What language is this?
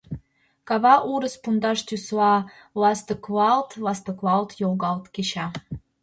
Mari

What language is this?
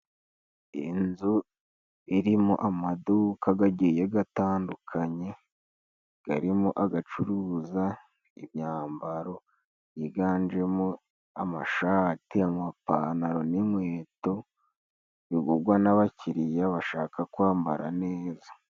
Kinyarwanda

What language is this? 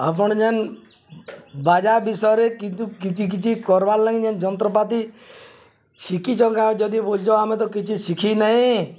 Odia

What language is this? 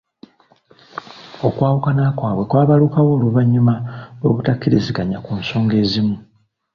Ganda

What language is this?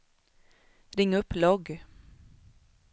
Swedish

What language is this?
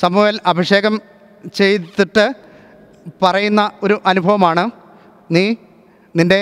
Malayalam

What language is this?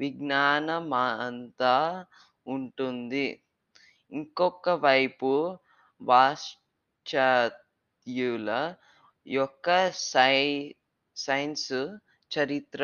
Telugu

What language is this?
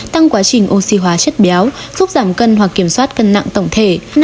Vietnamese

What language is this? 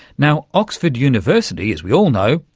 English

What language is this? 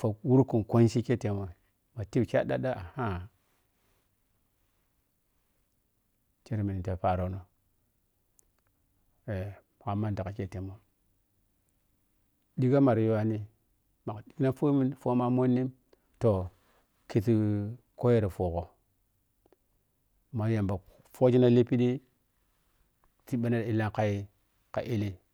Piya-Kwonci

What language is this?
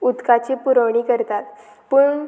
Konkani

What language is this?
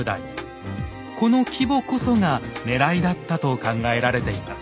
Japanese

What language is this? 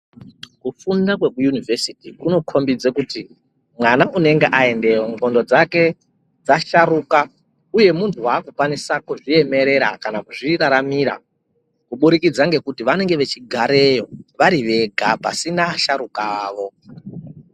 Ndau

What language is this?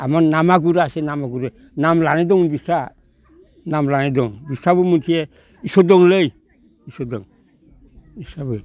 Bodo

